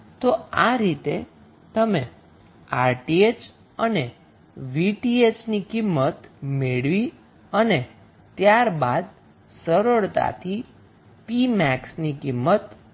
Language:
Gujarati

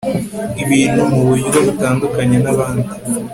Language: Kinyarwanda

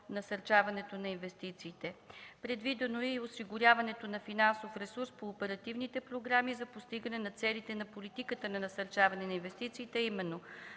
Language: Bulgarian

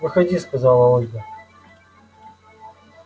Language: Russian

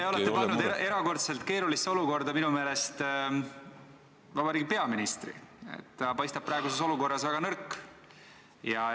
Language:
Estonian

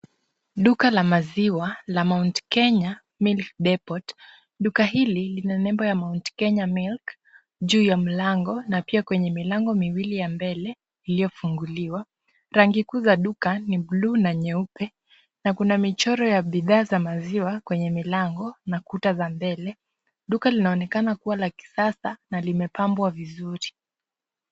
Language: Swahili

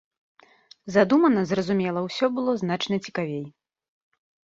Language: Belarusian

